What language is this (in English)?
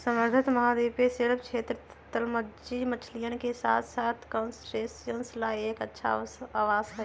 Magahi